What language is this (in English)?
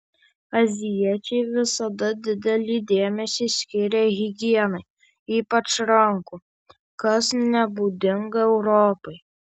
Lithuanian